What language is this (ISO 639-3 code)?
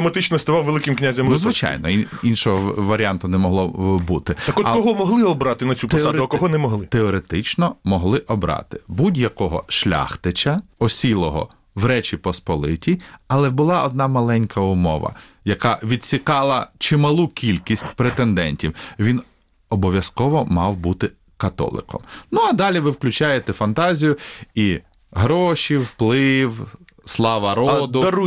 ukr